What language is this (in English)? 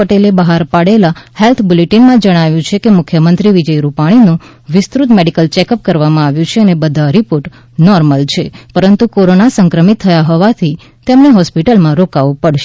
Gujarati